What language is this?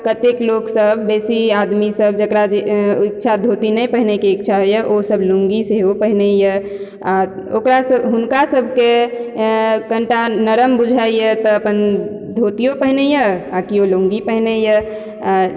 Maithili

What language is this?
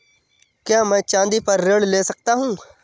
Hindi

